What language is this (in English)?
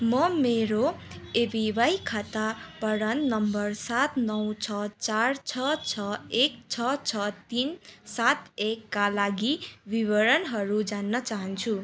Nepali